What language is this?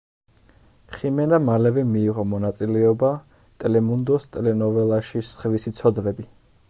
Georgian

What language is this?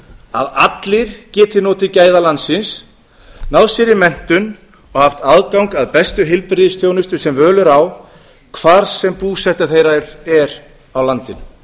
Icelandic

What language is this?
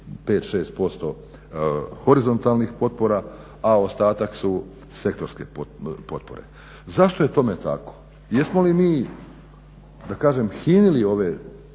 Croatian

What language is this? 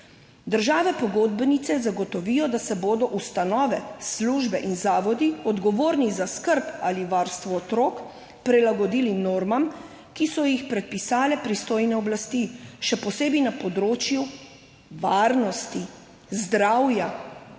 Slovenian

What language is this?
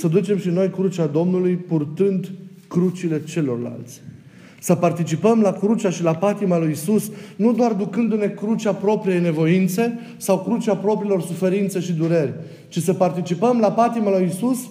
Romanian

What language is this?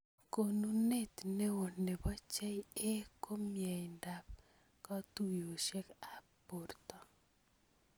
Kalenjin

